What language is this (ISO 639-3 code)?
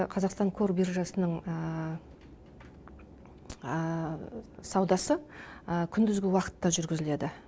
kaz